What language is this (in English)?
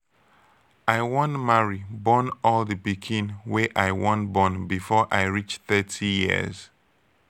Nigerian Pidgin